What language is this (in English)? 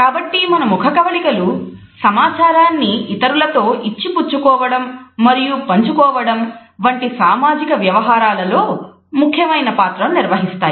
Telugu